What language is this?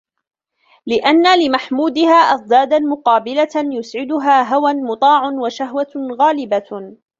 Arabic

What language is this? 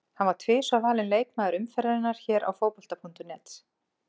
Icelandic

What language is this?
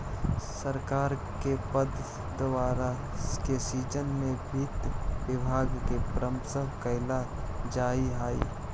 Magahi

